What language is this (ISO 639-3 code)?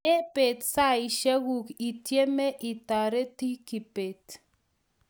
kln